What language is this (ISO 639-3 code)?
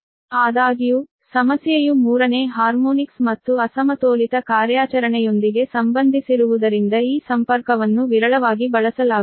kan